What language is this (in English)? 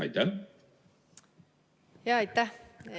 Estonian